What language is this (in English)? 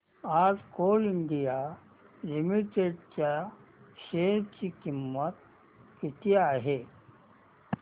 Marathi